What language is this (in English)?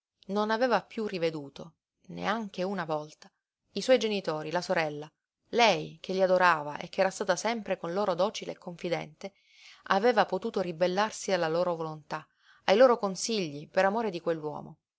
Italian